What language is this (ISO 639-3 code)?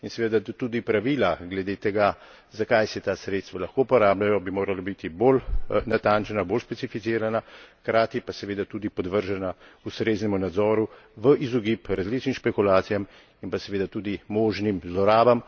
slv